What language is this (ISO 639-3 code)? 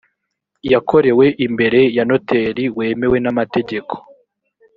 kin